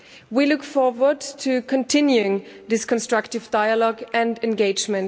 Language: English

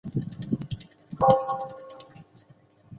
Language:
Chinese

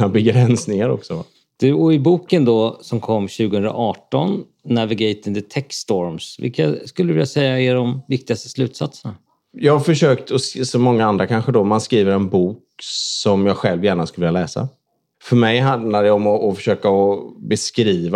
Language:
Swedish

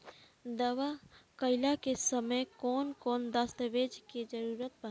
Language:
Bhojpuri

